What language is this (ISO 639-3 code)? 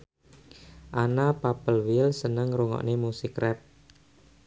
jav